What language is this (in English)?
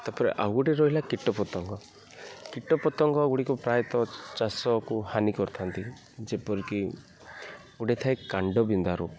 Odia